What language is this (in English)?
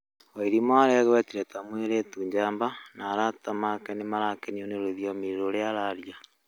Kikuyu